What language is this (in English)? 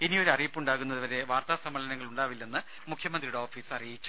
Malayalam